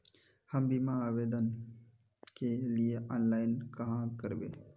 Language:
Magahi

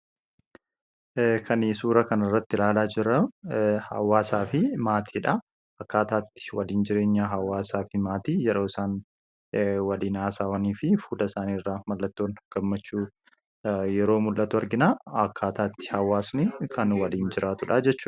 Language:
Oromo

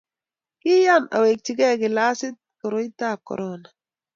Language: Kalenjin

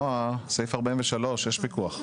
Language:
Hebrew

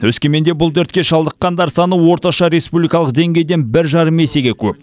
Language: Kazakh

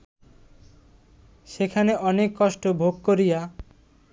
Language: Bangla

